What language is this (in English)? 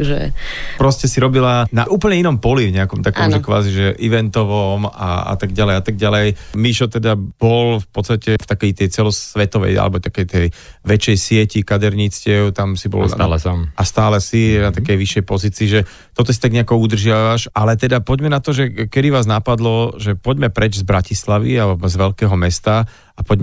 Slovak